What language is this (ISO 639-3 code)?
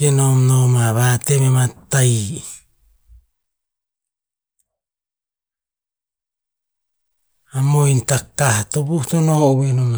tpz